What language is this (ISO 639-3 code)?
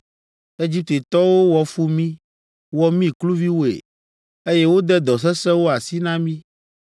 ewe